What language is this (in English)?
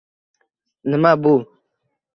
Uzbek